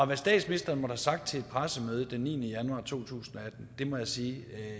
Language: Danish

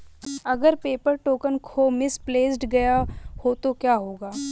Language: Hindi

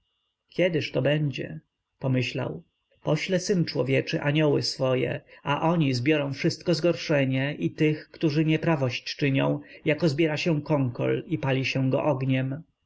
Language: Polish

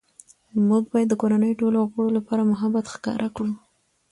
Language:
Pashto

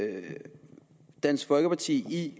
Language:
Danish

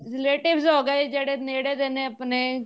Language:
Punjabi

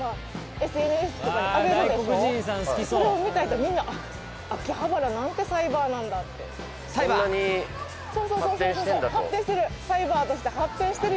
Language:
Japanese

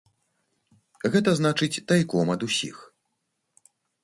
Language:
Belarusian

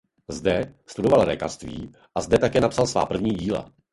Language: Czech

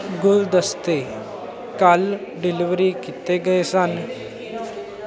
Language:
Punjabi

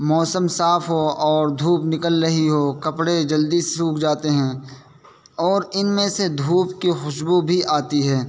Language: Urdu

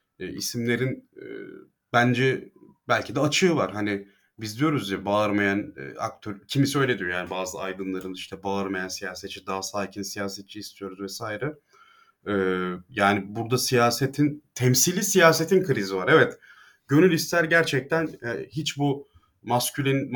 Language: Turkish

